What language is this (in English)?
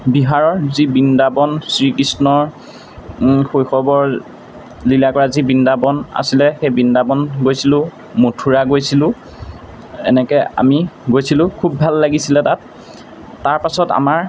Assamese